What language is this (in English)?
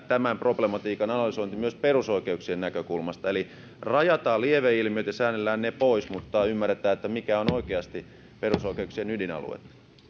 Finnish